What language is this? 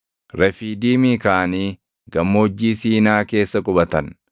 Oromo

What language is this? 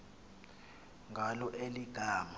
Xhosa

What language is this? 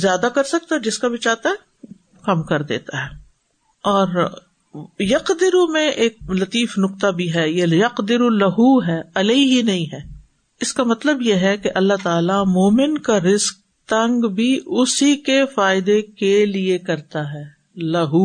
Urdu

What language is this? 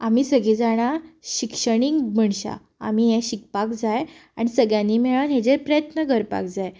Konkani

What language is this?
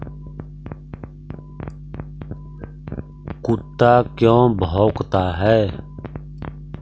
Magahi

